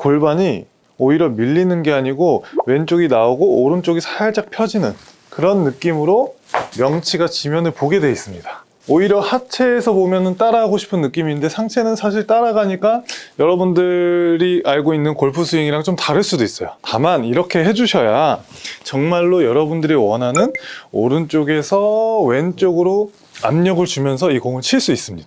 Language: Korean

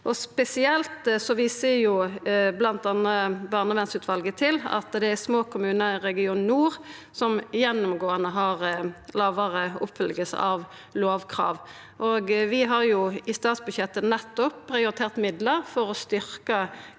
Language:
Norwegian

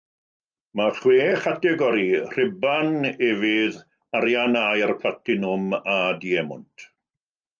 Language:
Welsh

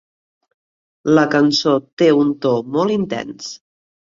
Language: Catalan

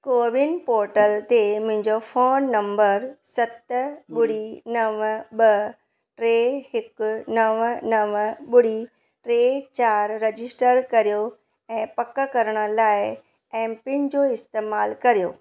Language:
Sindhi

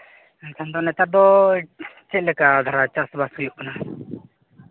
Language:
Santali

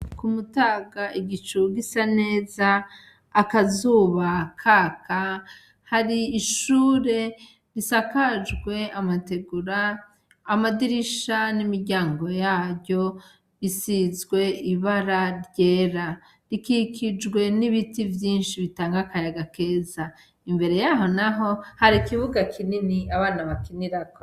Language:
Rundi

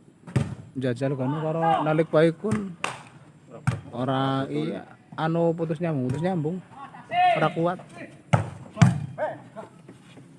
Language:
Indonesian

